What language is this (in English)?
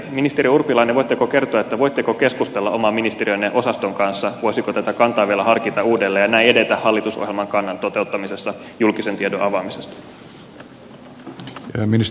Finnish